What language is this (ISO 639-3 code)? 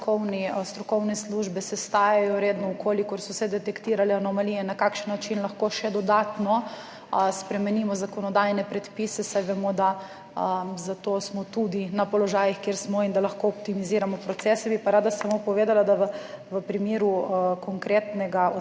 slv